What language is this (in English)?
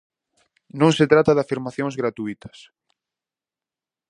Galician